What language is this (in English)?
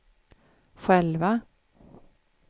Swedish